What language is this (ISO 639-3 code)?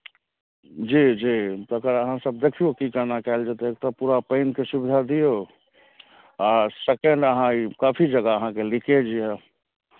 mai